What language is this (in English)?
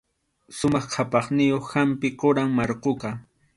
Arequipa-La Unión Quechua